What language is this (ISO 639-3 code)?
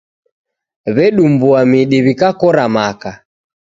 dav